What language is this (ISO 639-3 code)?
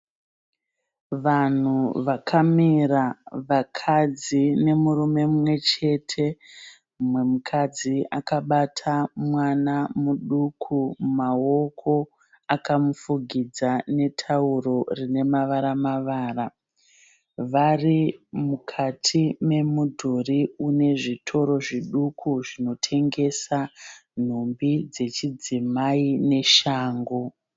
sna